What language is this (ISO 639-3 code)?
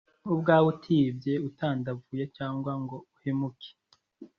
kin